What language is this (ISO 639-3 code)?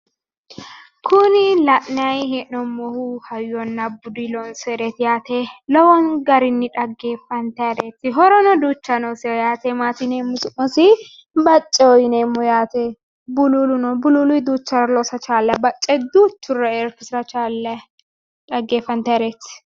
sid